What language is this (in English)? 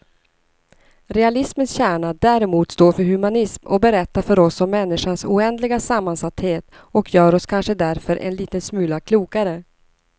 Swedish